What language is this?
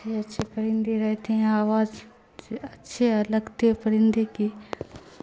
Urdu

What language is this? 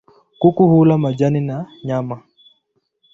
Swahili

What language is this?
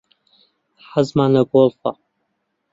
Central Kurdish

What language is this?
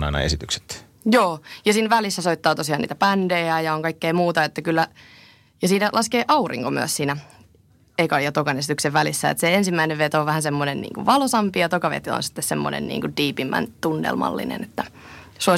Finnish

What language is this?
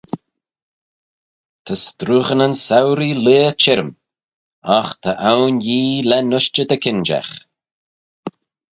Manx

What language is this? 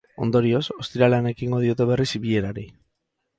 Basque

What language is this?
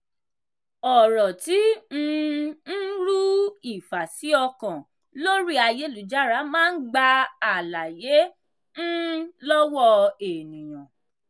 Yoruba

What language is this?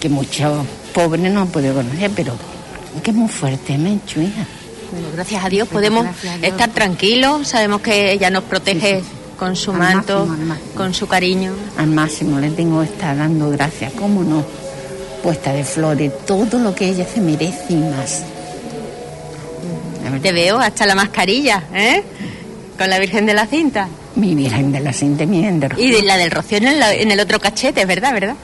Spanish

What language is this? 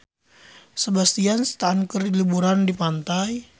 Sundanese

